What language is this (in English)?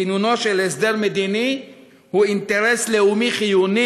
Hebrew